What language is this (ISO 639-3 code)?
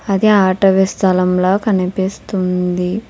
tel